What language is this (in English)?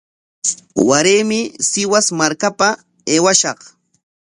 Corongo Ancash Quechua